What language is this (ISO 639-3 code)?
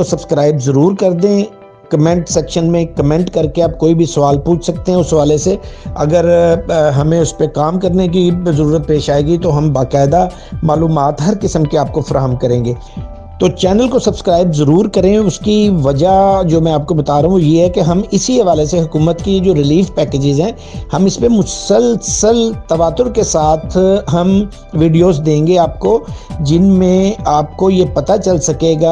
urd